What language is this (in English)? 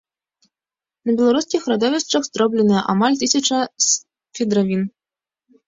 Belarusian